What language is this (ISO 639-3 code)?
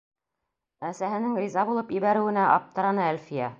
bak